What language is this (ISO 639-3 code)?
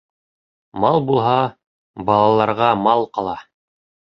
bak